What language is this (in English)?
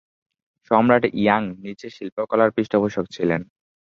Bangla